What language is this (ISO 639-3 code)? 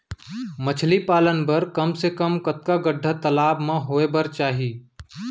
hne